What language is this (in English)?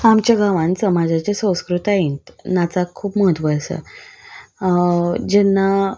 Konkani